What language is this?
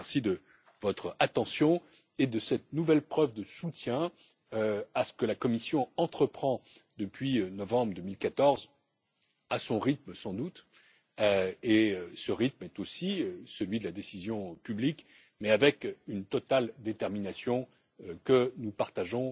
French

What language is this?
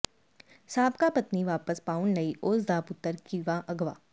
Punjabi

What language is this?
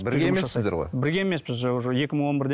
Kazakh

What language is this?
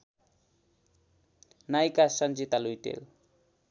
Nepali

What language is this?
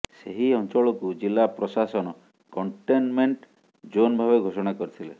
Odia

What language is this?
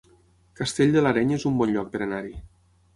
Catalan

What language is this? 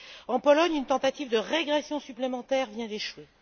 French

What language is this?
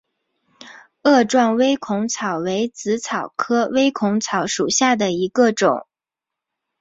Chinese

